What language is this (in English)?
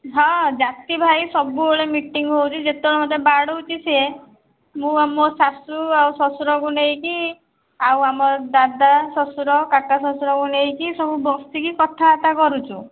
Odia